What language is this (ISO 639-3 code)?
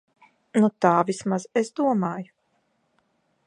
lav